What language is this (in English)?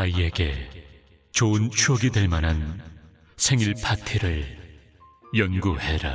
Korean